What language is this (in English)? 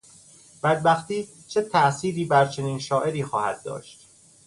Persian